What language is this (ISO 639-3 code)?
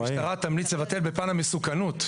heb